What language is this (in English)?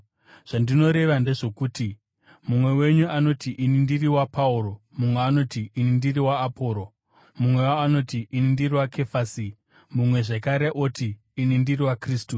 Shona